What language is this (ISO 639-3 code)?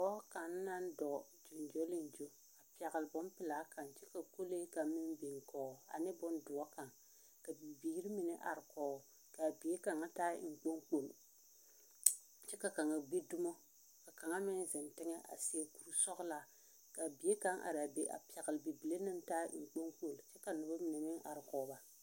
dga